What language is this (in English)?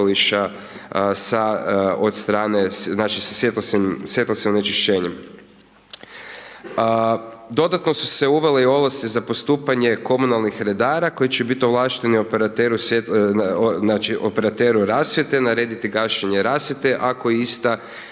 Croatian